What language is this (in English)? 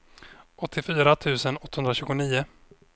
Swedish